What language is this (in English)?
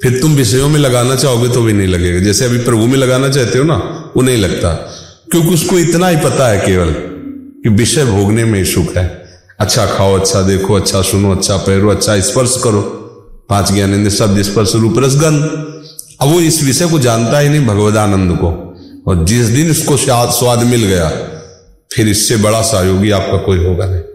Hindi